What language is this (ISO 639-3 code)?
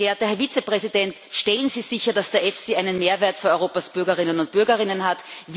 deu